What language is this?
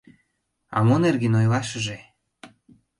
Mari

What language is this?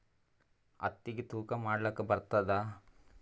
Kannada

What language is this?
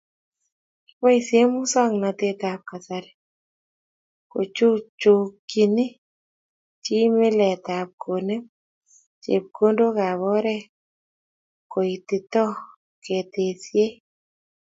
Kalenjin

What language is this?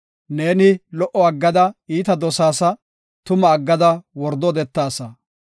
Gofa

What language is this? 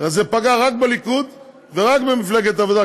Hebrew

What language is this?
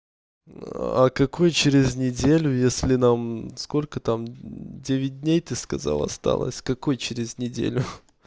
Russian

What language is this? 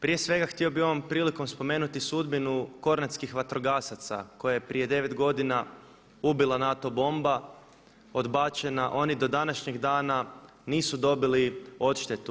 Croatian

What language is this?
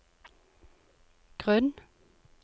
Norwegian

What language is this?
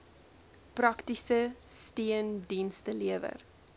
Afrikaans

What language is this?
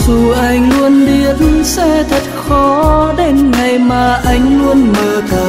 Vietnamese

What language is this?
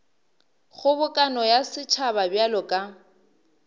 Northern Sotho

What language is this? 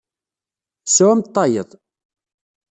Kabyle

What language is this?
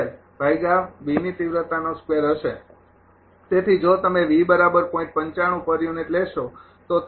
Gujarati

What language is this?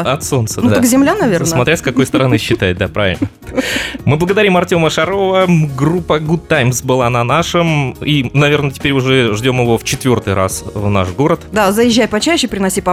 Russian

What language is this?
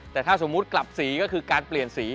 Thai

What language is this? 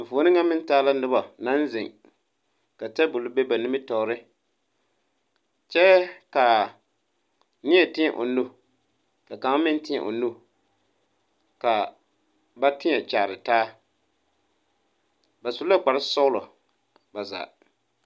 Southern Dagaare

